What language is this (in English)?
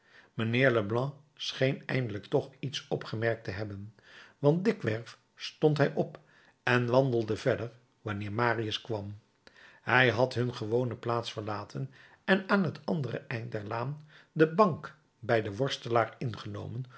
Dutch